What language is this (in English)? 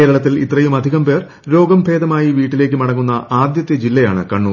Malayalam